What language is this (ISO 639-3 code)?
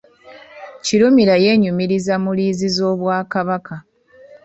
lug